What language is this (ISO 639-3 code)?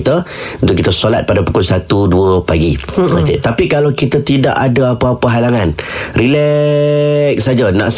msa